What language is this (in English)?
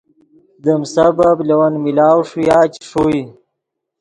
Yidgha